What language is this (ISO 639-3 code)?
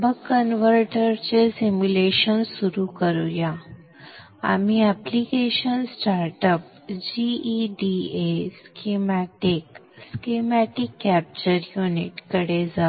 mar